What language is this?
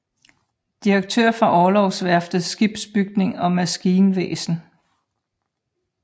Danish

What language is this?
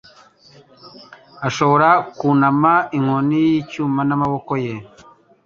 Kinyarwanda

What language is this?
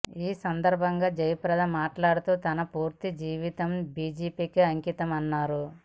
Telugu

